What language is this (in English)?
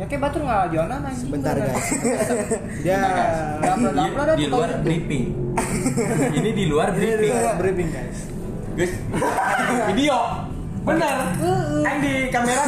Indonesian